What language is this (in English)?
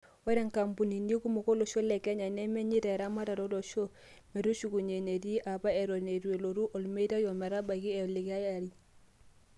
Masai